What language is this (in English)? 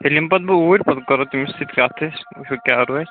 Kashmiri